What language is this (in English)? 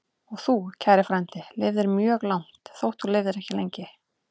Icelandic